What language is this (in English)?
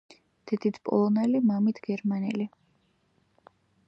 Georgian